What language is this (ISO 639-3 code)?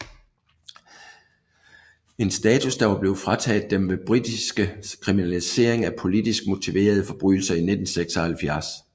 dan